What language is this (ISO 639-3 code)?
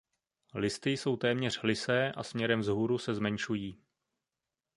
ces